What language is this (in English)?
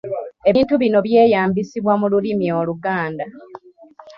Ganda